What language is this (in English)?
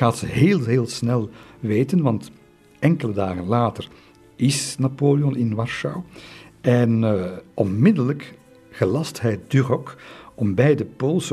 Dutch